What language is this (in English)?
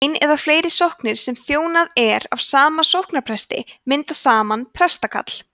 Icelandic